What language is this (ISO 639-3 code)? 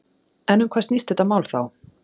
isl